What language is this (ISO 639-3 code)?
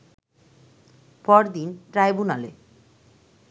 ben